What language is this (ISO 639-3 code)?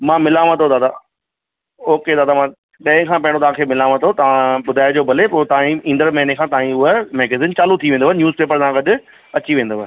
snd